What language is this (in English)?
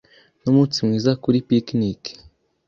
Kinyarwanda